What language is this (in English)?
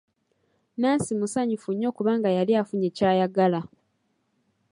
Ganda